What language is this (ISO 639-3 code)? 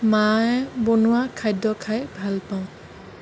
asm